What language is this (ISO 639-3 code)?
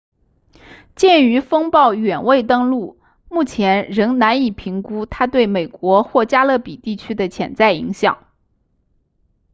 zho